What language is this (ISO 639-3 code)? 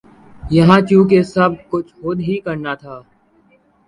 urd